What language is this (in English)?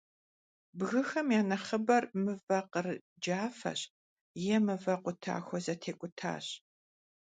Kabardian